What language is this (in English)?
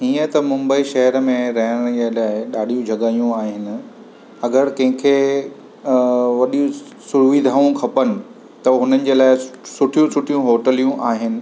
Sindhi